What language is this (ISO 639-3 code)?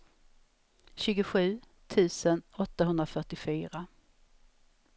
swe